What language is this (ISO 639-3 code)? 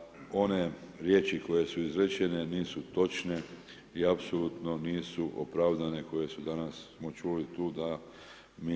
hrv